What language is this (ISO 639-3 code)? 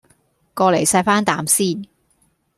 yue